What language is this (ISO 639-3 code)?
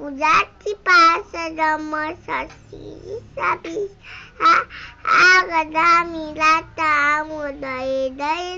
vie